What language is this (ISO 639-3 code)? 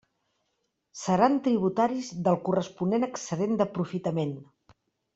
cat